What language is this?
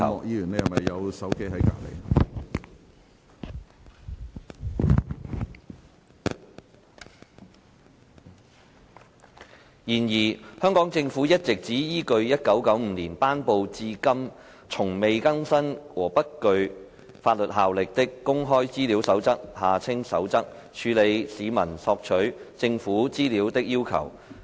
Cantonese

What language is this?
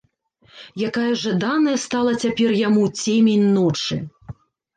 Belarusian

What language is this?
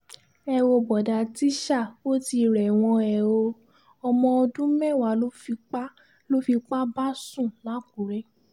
Yoruba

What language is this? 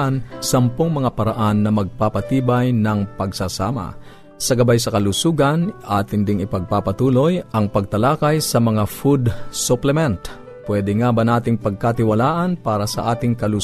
Filipino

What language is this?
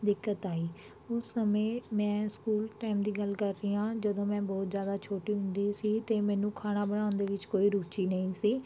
Punjabi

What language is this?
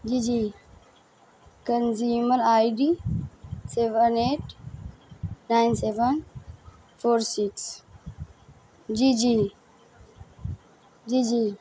Urdu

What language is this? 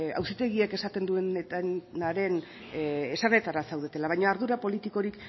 Basque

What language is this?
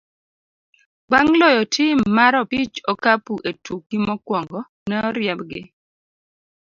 Luo (Kenya and Tanzania)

